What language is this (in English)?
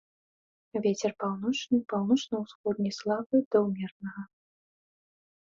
Belarusian